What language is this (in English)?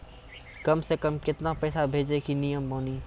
Maithili